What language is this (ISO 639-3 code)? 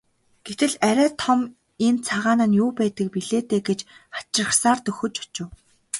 mon